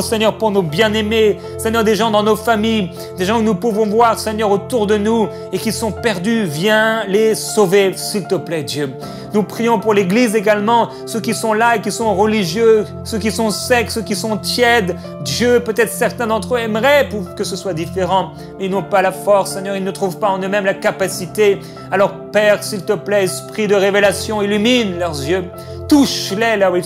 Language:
French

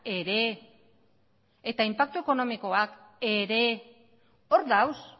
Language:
Basque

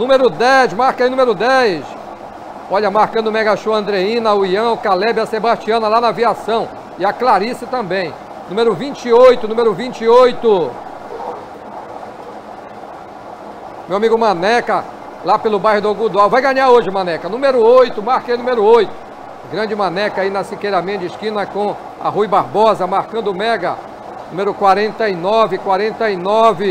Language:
Portuguese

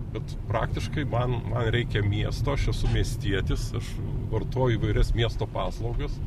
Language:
Lithuanian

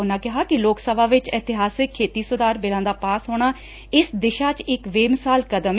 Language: Punjabi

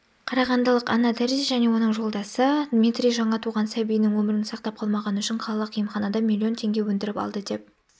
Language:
Kazakh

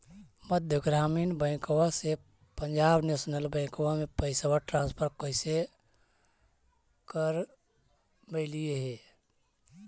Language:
Magahi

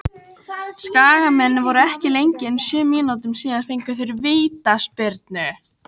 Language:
Icelandic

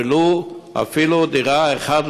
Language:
Hebrew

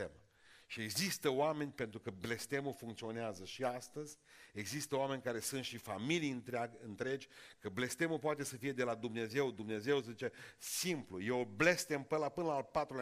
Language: Romanian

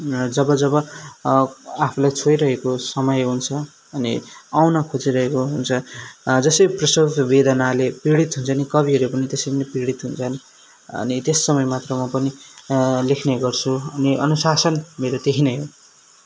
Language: Nepali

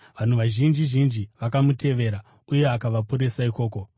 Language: Shona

